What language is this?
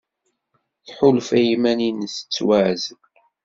Kabyle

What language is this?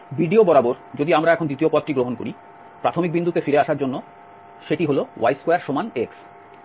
Bangla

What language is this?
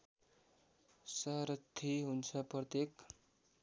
Nepali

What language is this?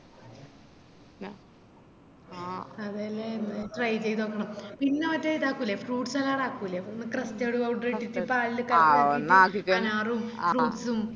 Malayalam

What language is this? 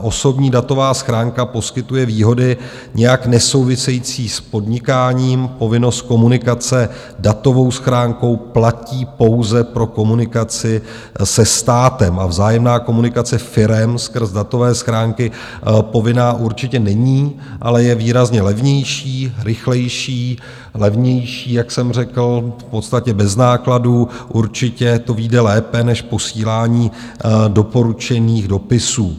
Czech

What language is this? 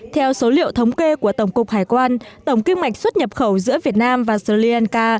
Vietnamese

